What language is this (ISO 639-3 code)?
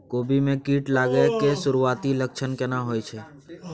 mai